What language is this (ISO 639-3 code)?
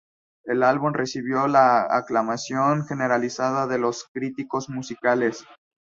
spa